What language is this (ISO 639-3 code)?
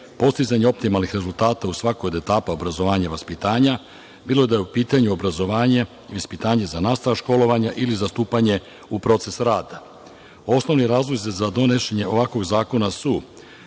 srp